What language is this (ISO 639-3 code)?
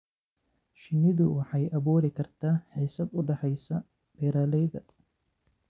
som